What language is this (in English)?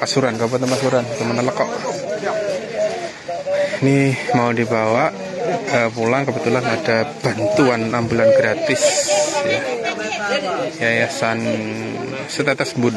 Indonesian